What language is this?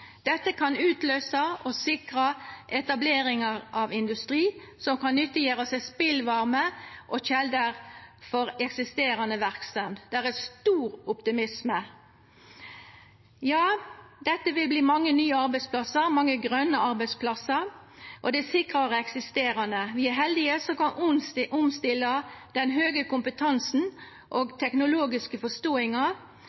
Norwegian Nynorsk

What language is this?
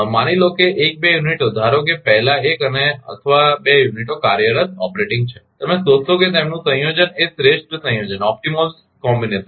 Gujarati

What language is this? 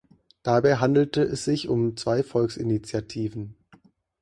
German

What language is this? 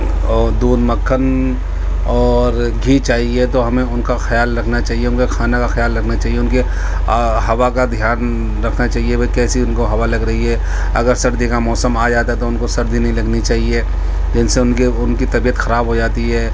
Urdu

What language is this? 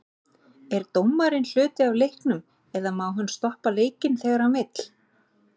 Icelandic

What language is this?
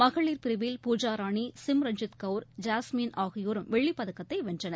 Tamil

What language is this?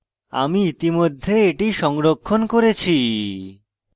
Bangla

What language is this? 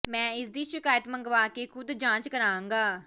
Punjabi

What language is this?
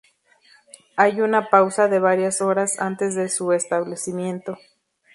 Spanish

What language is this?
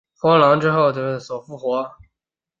Chinese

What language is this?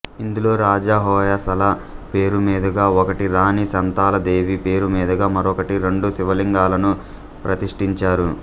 Telugu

